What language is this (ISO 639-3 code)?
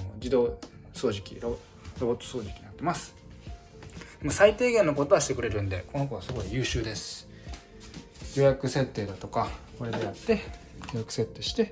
jpn